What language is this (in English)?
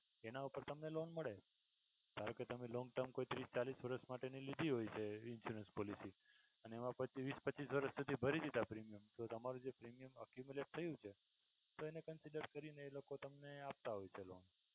Gujarati